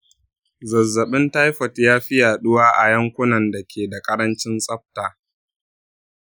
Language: Hausa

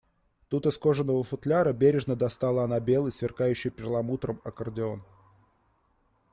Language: Russian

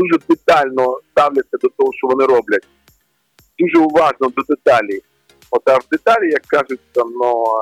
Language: Ukrainian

